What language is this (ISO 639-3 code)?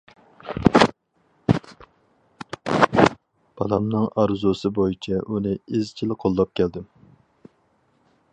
uig